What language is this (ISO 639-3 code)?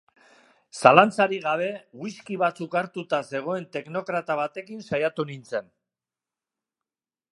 eus